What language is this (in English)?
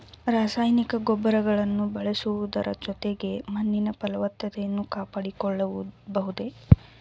Kannada